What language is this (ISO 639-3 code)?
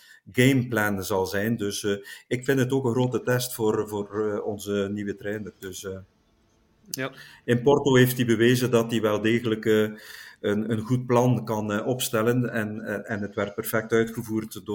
nld